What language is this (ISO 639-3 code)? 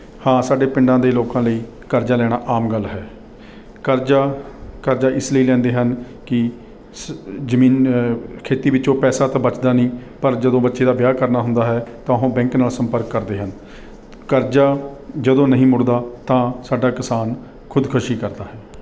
pan